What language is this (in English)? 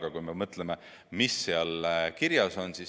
Estonian